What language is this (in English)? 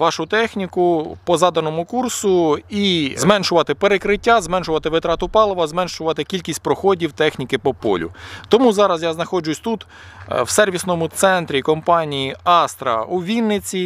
Ukrainian